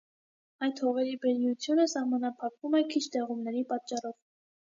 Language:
Armenian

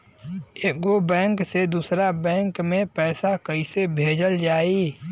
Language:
Bhojpuri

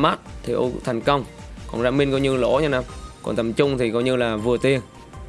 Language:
Vietnamese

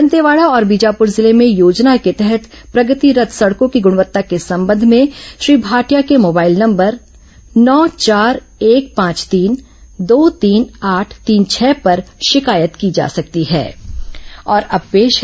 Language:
Hindi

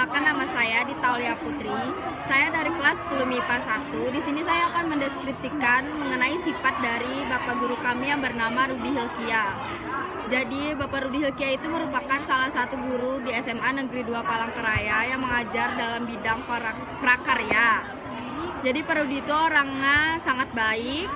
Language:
Indonesian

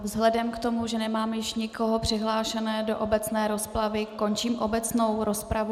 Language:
Czech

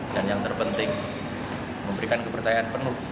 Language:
Indonesian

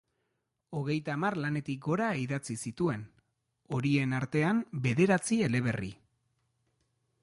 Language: Basque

